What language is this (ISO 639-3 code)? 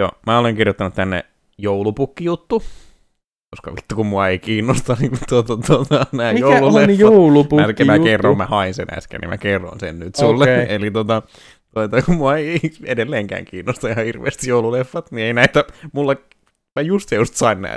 fin